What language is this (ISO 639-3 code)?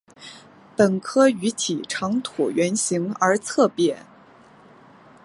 zho